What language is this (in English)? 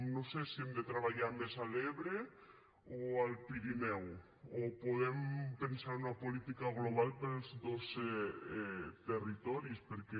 Catalan